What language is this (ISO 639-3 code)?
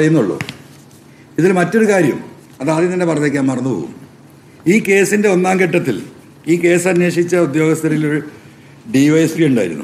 mal